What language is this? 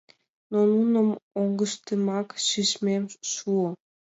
Mari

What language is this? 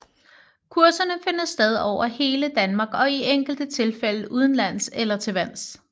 Danish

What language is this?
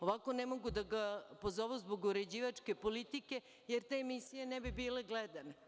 Serbian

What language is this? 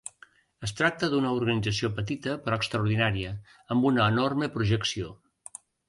Catalan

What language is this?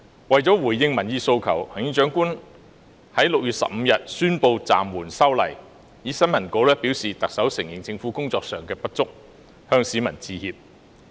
Cantonese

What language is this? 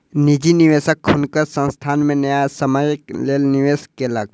Maithili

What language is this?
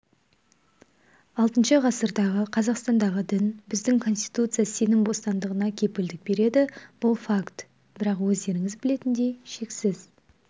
Kazakh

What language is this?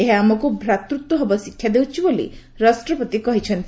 Odia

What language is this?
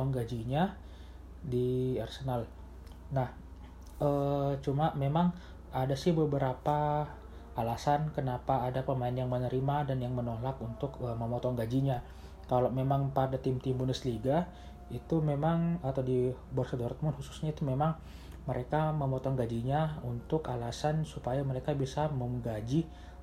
Indonesian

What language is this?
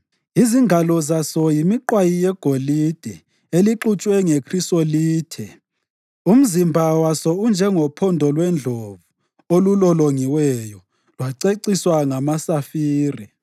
North Ndebele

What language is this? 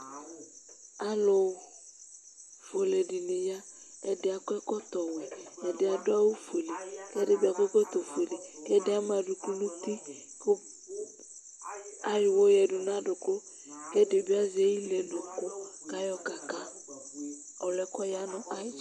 Ikposo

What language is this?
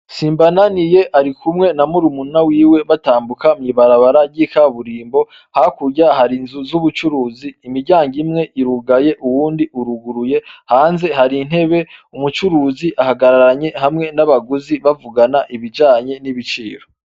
Rundi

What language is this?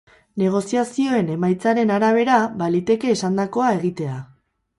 Basque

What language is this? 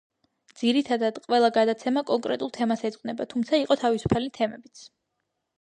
Georgian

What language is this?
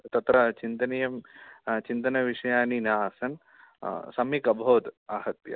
Sanskrit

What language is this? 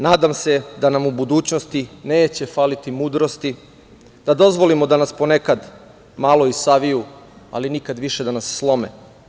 Serbian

